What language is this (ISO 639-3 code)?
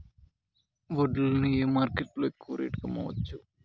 tel